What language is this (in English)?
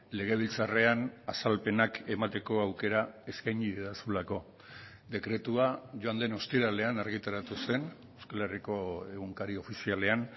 Basque